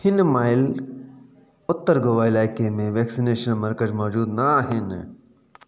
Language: Sindhi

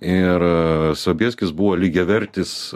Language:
Lithuanian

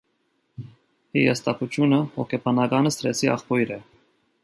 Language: Armenian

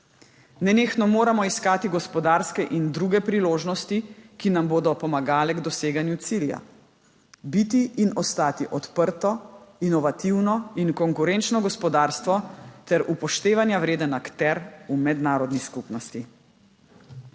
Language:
Slovenian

